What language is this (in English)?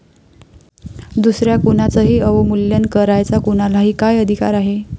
Marathi